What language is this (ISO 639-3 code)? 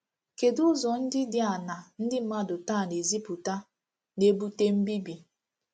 ibo